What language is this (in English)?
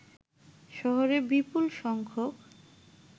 Bangla